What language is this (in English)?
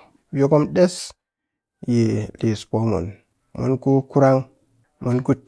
Cakfem-Mushere